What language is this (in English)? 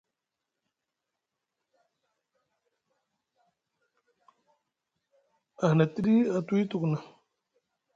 Musgu